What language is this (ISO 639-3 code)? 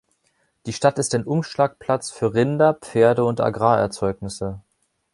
deu